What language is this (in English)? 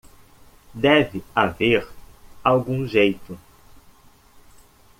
Portuguese